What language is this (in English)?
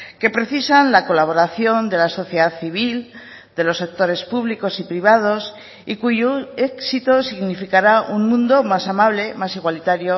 Spanish